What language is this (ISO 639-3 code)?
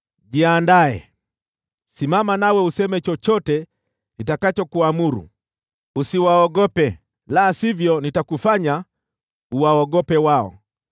swa